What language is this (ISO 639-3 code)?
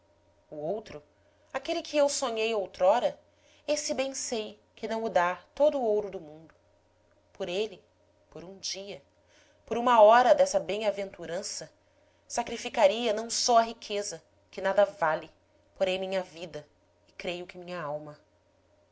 por